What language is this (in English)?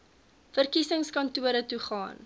Afrikaans